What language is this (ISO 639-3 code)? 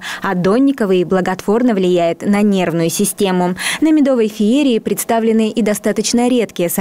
rus